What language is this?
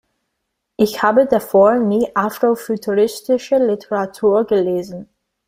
German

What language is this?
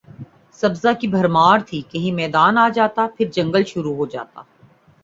Urdu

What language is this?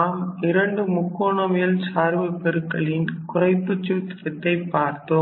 Tamil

